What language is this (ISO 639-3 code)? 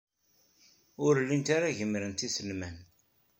kab